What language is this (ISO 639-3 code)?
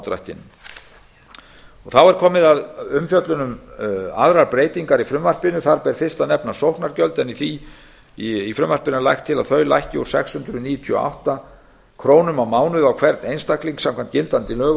isl